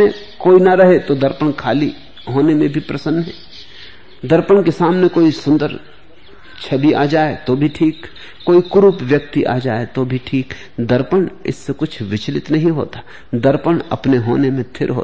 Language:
Hindi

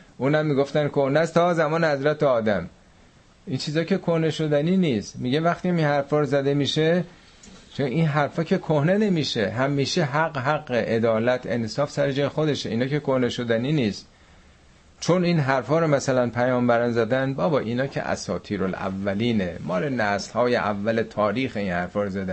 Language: Persian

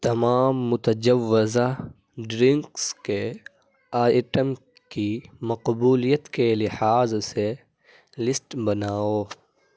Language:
Urdu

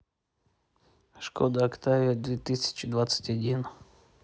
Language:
Russian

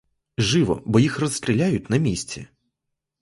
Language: Ukrainian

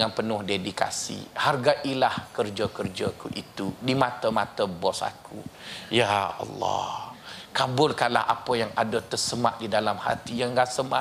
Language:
Malay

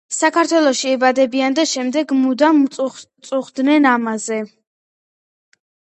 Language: Georgian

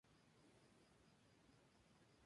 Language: Spanish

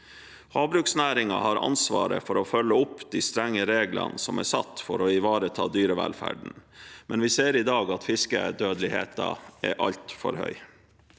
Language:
Norwegian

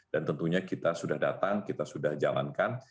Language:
Indonesian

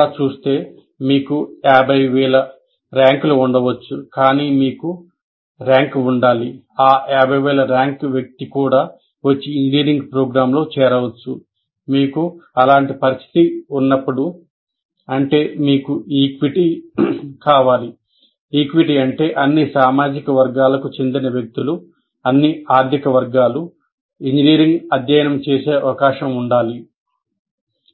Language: Telugu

